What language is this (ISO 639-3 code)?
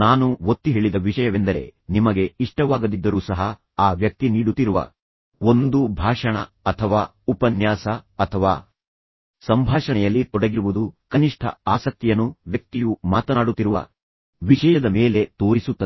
kan